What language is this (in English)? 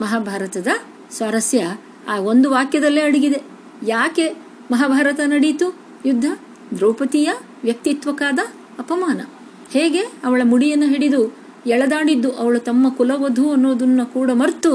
Kannada